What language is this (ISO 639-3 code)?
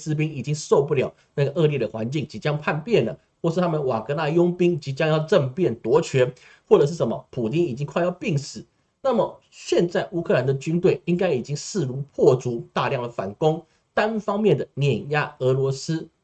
zho